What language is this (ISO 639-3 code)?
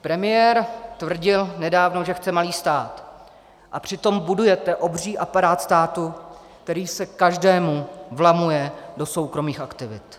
ces